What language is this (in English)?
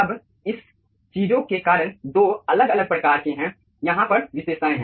Hindi